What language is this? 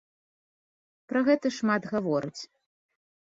Belarusian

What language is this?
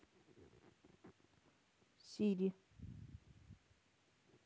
Russian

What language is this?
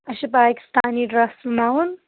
Kashmiri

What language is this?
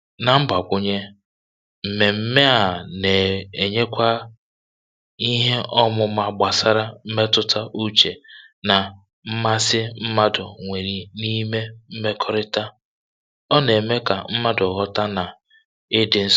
Igbo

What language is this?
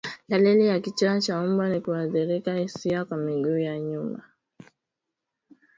Swahili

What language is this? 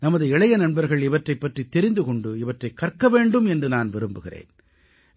Tamil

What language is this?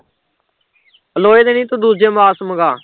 Punjabi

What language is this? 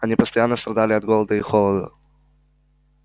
Russian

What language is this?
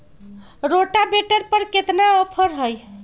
Magahi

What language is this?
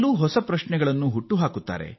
Kannada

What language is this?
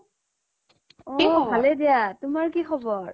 Assamese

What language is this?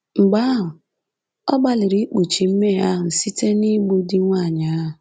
Igbo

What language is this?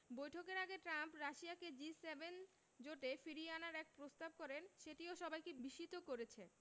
Bangla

